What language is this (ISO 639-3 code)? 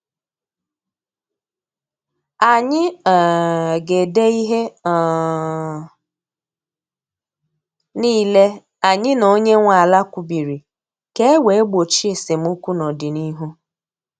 ibo